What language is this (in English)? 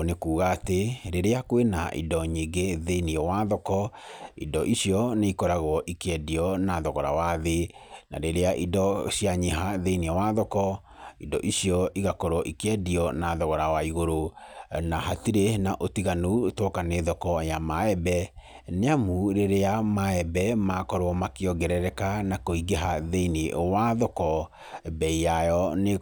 Kikuyu